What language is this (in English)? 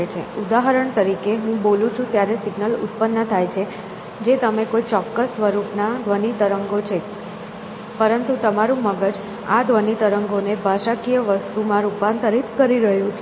Gujarati